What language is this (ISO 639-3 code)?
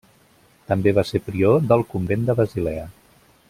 cat